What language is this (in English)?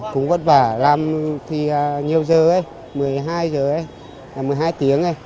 Vietnamese